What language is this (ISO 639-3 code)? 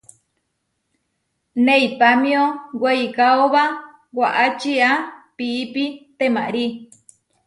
var